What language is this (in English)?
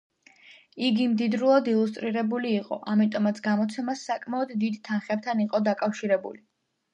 Georgian